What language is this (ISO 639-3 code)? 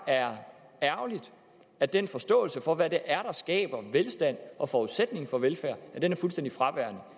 dan